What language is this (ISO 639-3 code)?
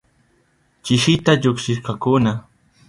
qup